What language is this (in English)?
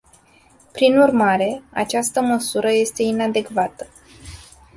Romanian